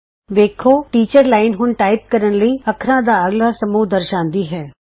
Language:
Punjabi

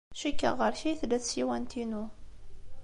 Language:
Kabyle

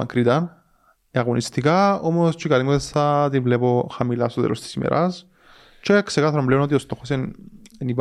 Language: Greek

